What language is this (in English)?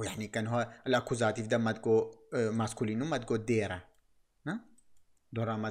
Arabic